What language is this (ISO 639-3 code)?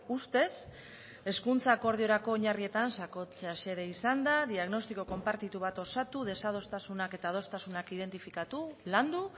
eus